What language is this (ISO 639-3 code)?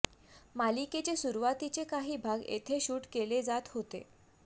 mar